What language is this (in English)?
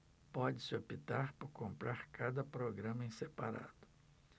Portuguese